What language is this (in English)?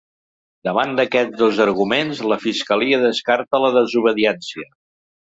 Catalan